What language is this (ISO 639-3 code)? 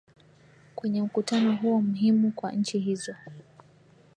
swa